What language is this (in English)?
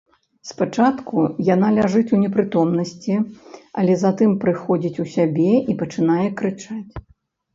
Belarusian